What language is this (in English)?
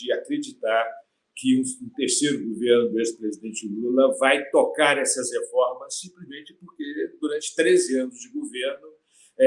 Portuguese